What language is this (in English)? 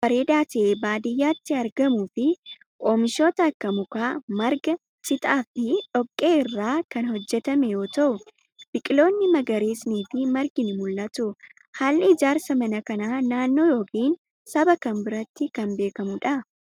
Oromo